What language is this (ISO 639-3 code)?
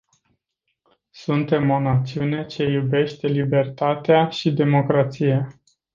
ron